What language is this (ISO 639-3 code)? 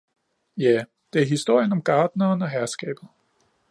dan